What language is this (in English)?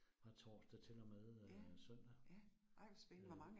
Danish